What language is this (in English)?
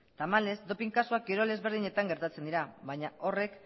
Basque